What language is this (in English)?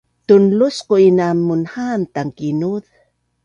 Bunun